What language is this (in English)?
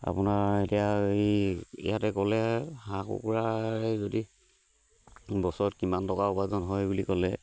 Assamese